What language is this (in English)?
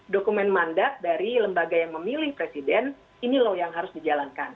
Indonesian